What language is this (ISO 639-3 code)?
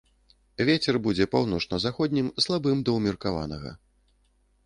bel